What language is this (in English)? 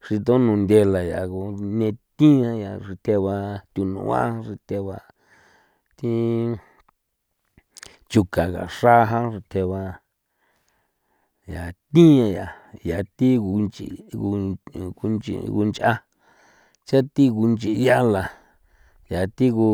San Felipe Otlaltepec Popoloca